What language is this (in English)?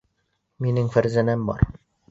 Bashkir